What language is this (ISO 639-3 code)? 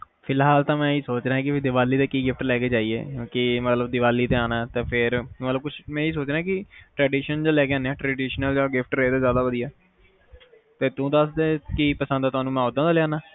pan